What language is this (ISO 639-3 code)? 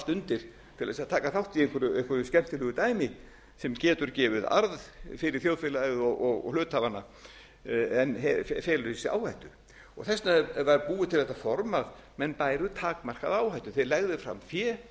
isl